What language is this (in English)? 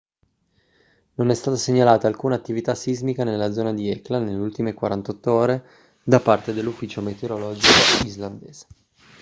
Italian